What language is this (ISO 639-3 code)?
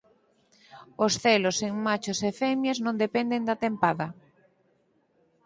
glg